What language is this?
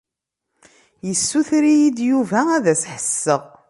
Kabyle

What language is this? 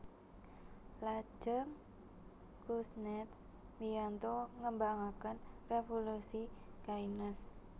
Javanese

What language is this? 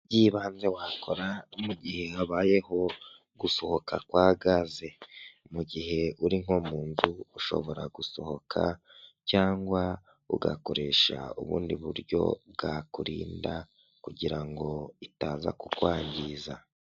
Kinyarwanda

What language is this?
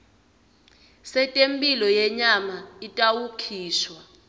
Swati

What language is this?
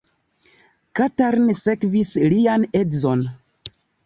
Esperanto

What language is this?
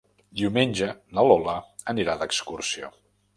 Catalan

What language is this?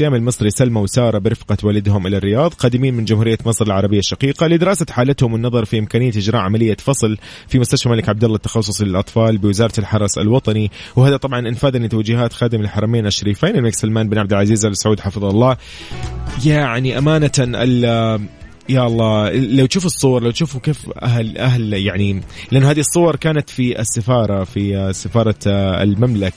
Arabic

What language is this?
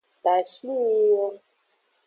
Aja (Benin)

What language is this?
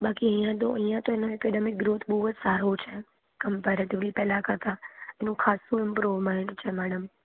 Gujarati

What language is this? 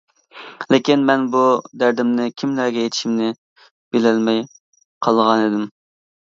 Uyghur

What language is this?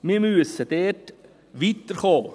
Swiss German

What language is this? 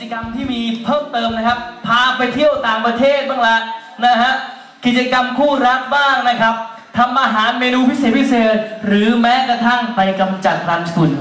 Thai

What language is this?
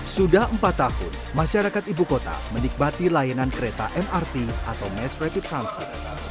Indonesian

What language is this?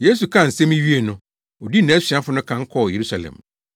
Akan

